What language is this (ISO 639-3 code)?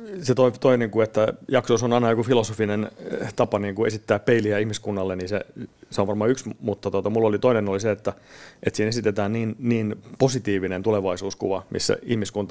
fin